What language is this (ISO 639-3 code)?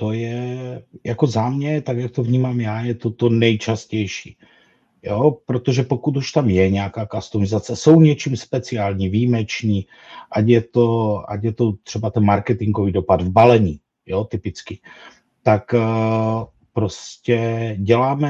ces